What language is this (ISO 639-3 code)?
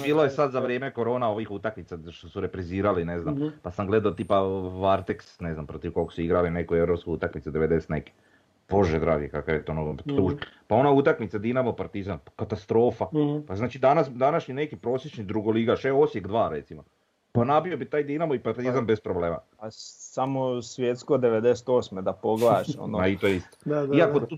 hrv